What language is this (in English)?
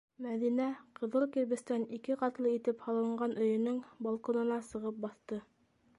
Bashkir